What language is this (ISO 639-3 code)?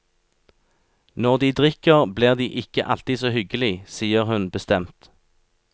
nor